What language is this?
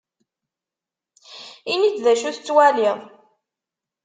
Kabyle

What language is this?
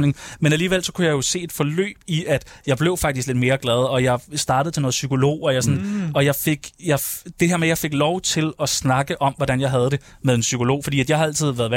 Danish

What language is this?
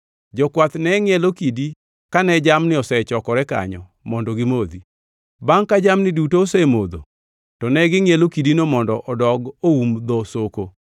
Luo (Kenya and Tanzania)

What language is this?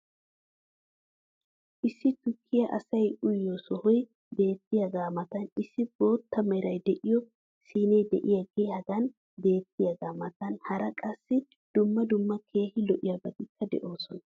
Wolaytta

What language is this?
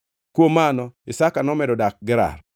Luo (Kenya and Tanzania)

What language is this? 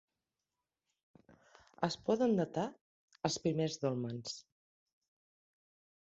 Catalan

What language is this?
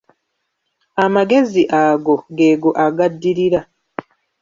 Ganda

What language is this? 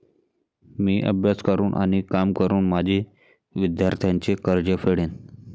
Marathi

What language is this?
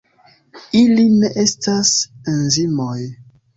Esperanto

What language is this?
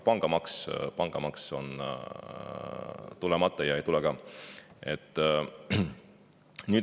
Estonian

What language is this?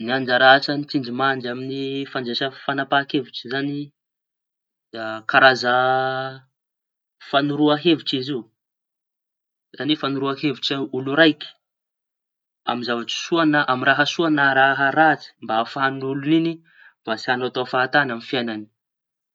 Tanosy Malagasy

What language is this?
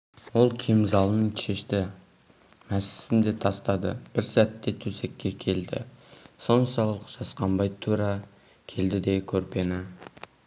Kazakh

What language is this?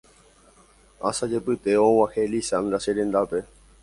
Guarani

